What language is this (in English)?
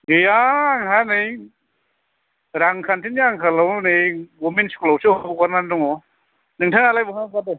Bodo